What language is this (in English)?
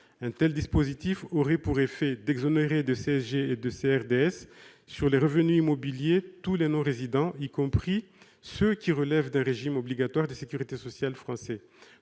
French